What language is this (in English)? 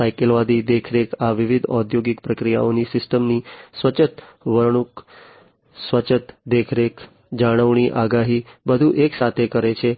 Gujarati